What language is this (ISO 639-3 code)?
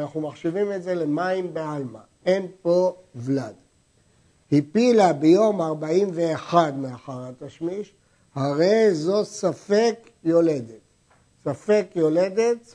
heb